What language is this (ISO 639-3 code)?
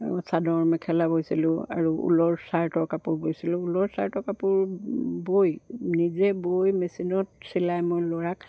asm